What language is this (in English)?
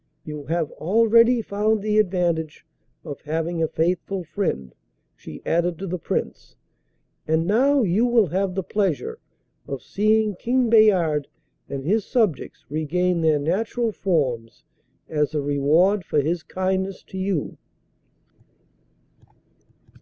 English